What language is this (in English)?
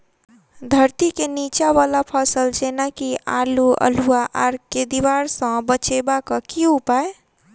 Maithili